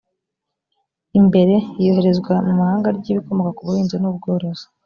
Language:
Kinyarwanda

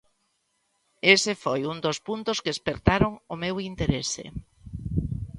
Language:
Galician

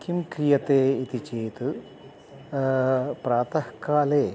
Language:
Sanskrit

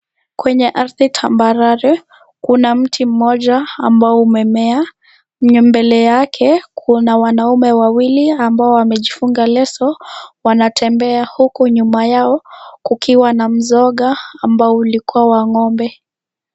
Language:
Swahili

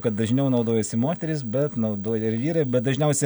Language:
Lithuanian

